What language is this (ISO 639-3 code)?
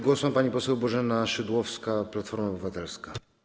pol